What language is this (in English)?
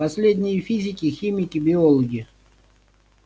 Russian